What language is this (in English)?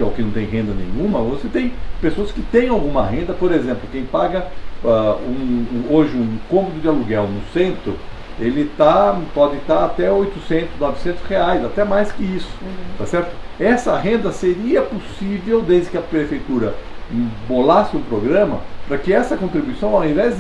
Portuguese